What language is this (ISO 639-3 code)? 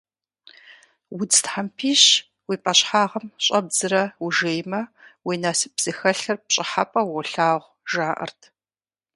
kbd